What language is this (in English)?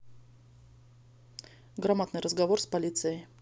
Russian